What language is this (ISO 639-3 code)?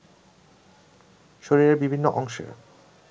ben